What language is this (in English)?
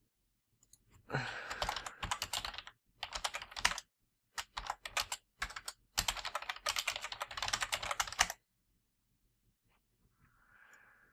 English